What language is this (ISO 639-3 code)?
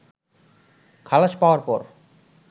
ben